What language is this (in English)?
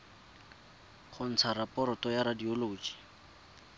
Tswana